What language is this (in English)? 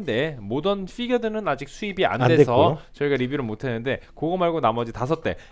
Korean